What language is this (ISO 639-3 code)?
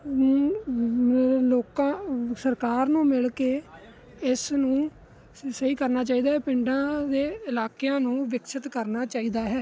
pan